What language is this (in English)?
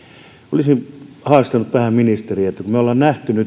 Finnish